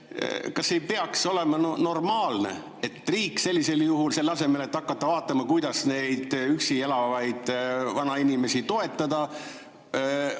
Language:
Estonian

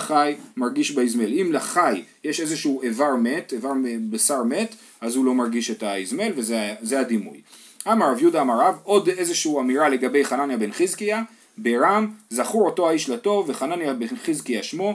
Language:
Hebrew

